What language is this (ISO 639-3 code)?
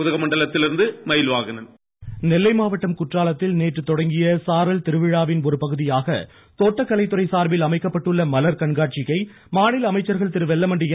tam